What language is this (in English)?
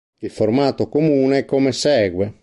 Italian